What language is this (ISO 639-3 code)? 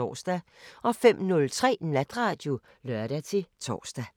dan